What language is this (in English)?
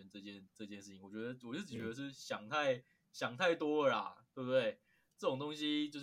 Chinese